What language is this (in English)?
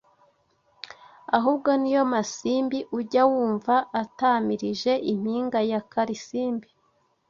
Kinyarwanda